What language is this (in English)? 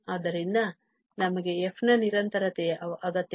Kannada